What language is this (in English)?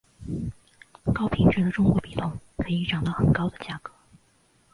Chinese